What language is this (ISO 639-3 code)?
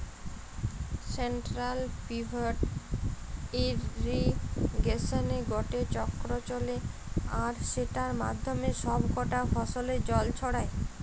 ben